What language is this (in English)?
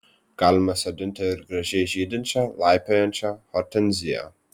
Lithuanian